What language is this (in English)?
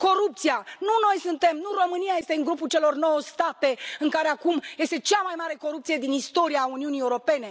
Romanian